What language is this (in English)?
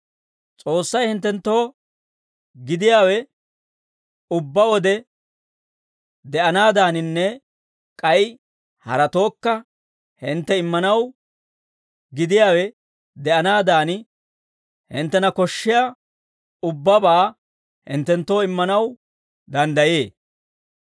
Dawro